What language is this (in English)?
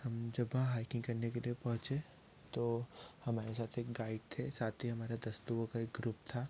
Hindi